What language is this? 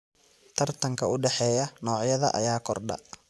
Somali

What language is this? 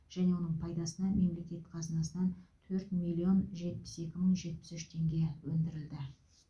Kazakh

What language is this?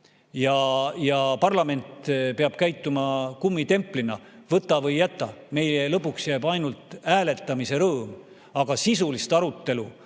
Estonian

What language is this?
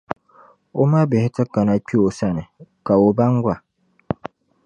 Dagbani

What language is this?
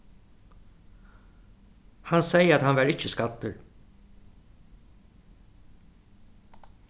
Faroese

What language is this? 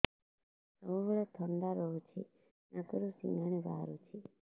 Odia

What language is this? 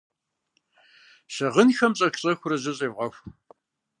Kabardian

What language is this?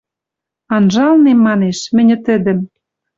Western Mari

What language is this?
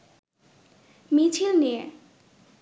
Bangla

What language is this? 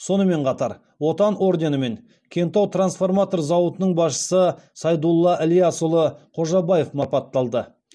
Kazakh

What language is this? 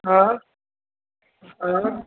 Sindhi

